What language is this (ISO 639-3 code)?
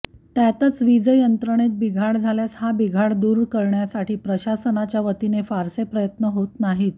mar